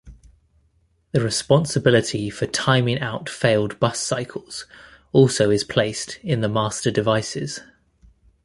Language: English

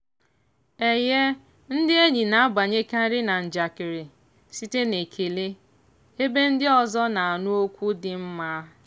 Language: Igbo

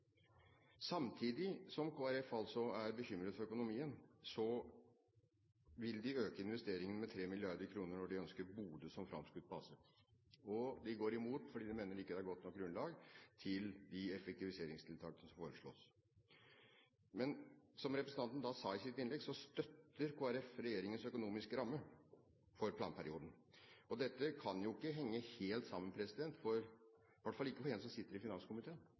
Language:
Norwegian Bokmål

